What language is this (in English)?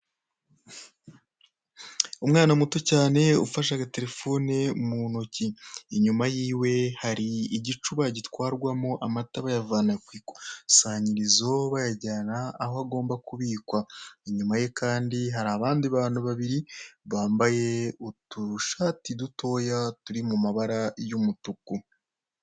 Kinyarwanda